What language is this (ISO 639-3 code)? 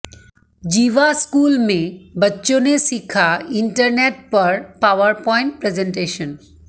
hin